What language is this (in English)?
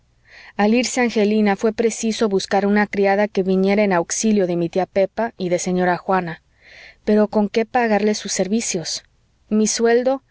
Spanish